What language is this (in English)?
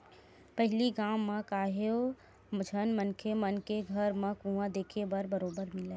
Chhattisgarhi